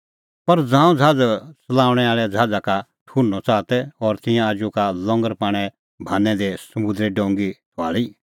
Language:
Kullu Pahari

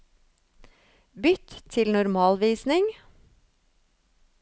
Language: Norwegian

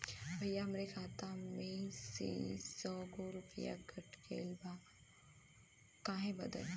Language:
Bhojpuri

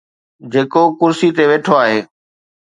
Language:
Sindhi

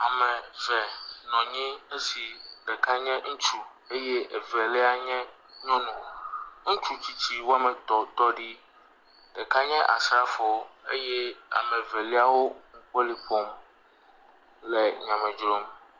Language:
Ewe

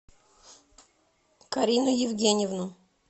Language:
Russian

